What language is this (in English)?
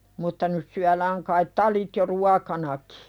Finnish